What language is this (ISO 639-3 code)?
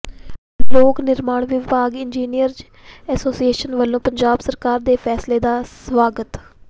pan